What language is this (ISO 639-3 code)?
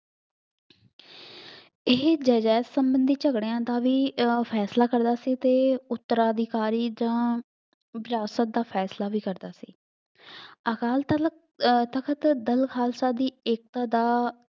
pan